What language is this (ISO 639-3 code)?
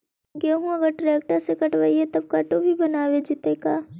mag